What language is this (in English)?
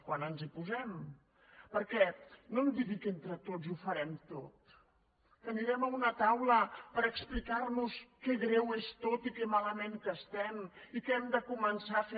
Catalan